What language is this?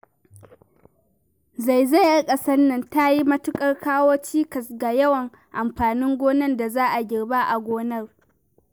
Hausa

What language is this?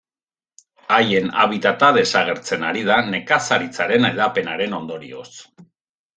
Basque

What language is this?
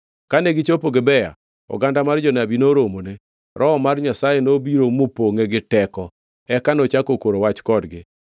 Luo (Kenya and Tanzania)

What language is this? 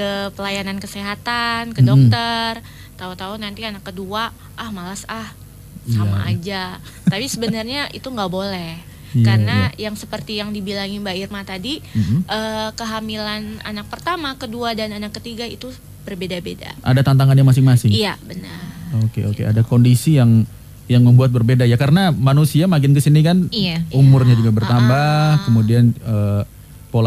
Indonesian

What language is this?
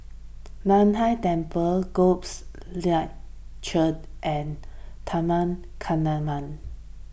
English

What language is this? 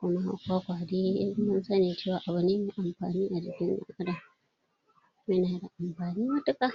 Hausa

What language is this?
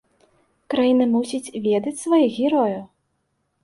Belarusian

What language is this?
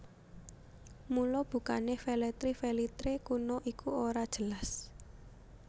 Javanese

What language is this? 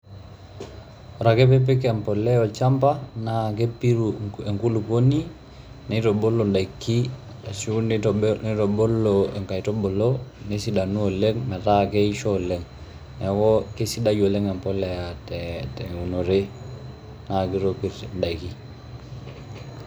Masai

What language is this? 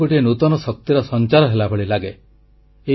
Odia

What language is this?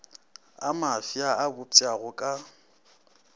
Northern Sotho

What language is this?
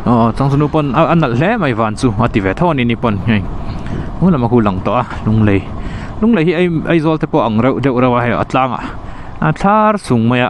Thai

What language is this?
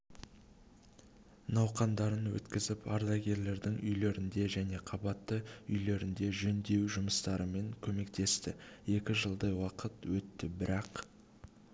Kazakh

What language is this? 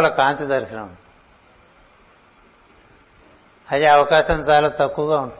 Telugu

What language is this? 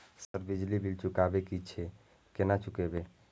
Maithili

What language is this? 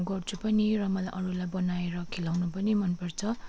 Nepali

